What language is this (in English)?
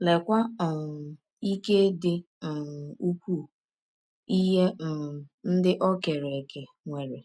Igbo